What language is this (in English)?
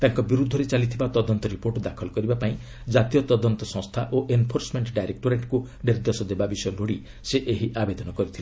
Odia